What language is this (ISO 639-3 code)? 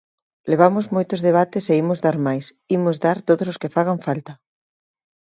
glg